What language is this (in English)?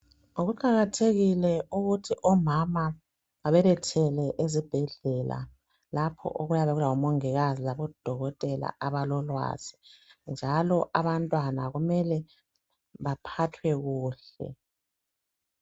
North Ndebele